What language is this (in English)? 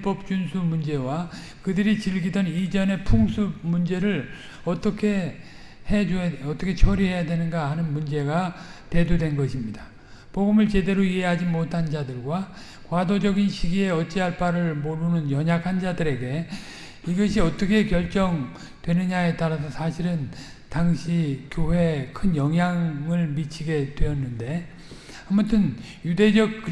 Korean